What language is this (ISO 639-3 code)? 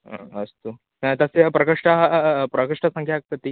san